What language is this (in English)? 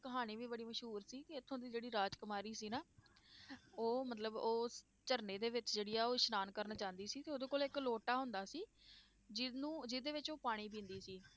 Punjabi